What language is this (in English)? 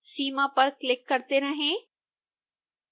Hindi